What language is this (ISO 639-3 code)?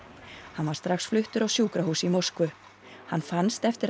isl